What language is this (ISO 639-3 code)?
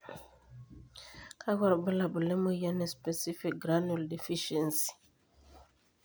mas